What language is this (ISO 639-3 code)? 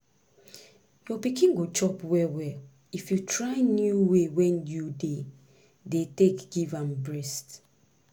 pcm